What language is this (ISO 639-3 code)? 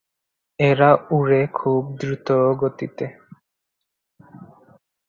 ben